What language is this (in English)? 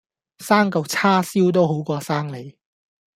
Cantonese